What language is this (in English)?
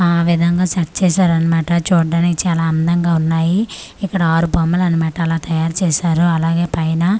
Telugu